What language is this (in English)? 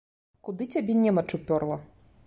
Belarusian